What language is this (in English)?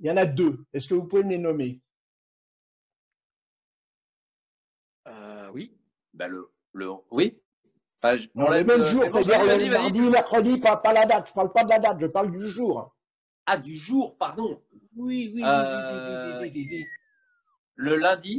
French